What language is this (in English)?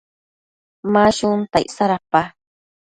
Matsés